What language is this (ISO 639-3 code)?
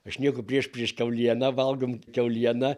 lit